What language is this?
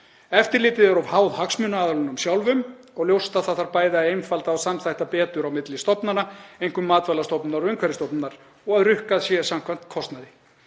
Icelandic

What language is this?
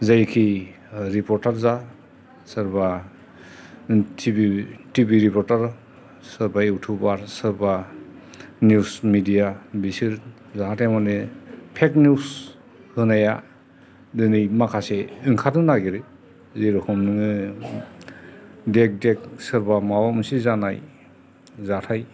Bodo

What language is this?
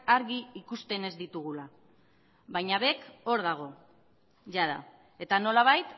Basque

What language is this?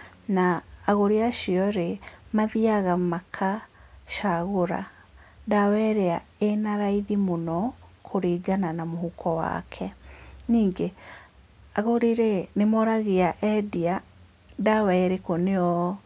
Kikuyu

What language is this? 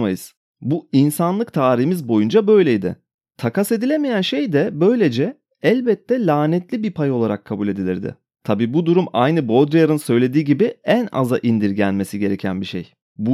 Turkish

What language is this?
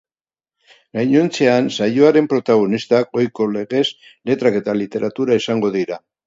Basque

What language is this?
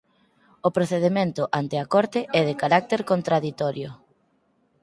Galician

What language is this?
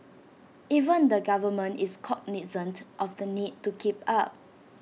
English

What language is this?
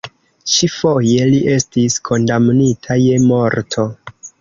Esperanto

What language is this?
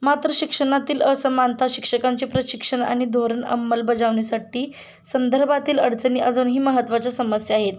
Marathi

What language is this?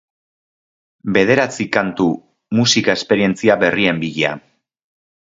Basque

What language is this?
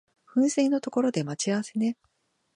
Japanese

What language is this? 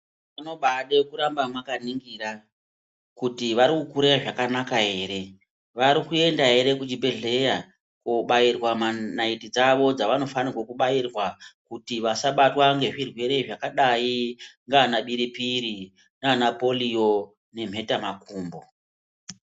Ndau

